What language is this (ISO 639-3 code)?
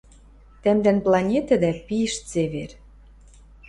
mrj